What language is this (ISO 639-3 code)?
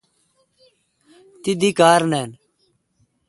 xka